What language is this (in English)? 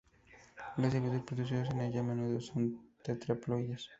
Spanish